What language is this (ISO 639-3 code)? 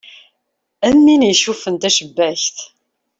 kab